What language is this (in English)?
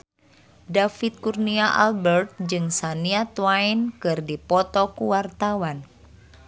Sundanese